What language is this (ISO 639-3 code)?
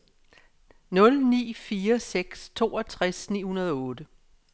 dan